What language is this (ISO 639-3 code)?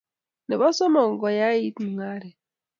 kln